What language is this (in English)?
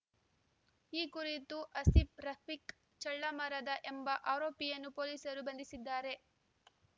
Kannada